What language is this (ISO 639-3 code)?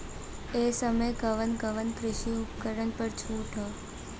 bho